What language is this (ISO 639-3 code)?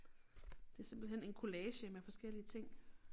dan